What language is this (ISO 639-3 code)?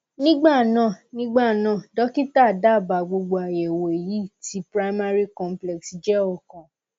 yor